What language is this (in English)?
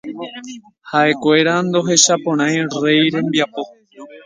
Guarani